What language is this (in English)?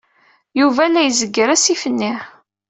Kabyle